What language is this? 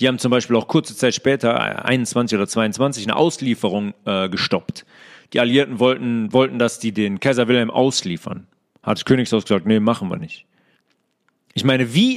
German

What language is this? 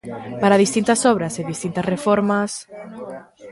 Galician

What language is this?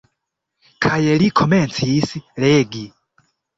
Esperanto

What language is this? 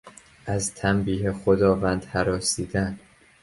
Persian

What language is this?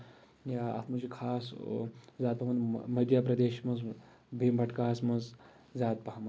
Kashmiri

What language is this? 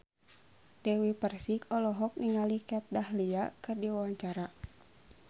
Sundanese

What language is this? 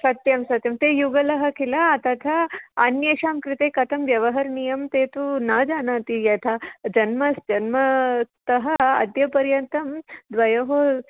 Sanskrit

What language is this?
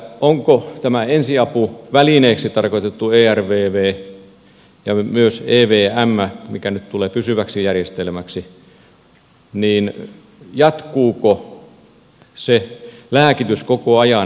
Finnish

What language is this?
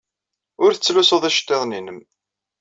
Kabyle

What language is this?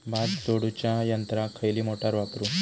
Marathi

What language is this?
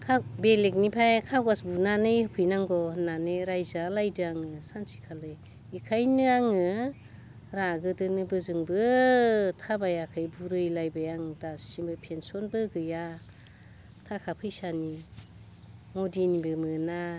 Bodo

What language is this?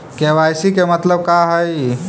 Magahi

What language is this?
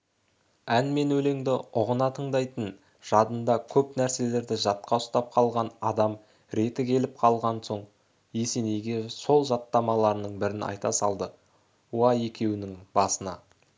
Kazakh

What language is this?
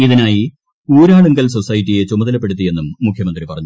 Malayalam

